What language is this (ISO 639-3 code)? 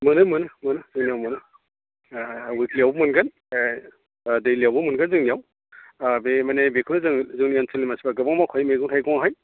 brx